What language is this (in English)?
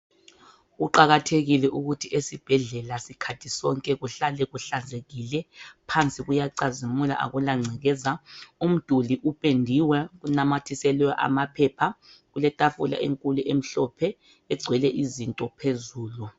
North Ndebele